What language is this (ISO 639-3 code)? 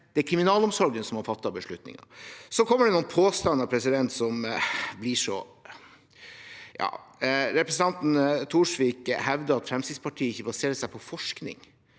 nor